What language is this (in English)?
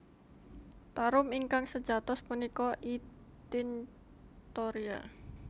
Javanese